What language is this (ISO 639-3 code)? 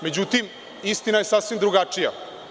srp